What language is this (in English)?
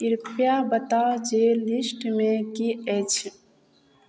Maithili